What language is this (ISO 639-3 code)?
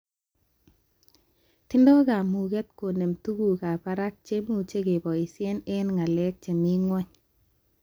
kln